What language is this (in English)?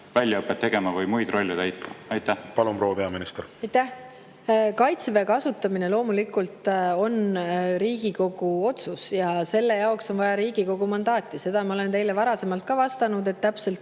Estonian